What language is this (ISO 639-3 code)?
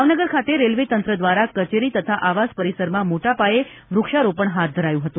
guj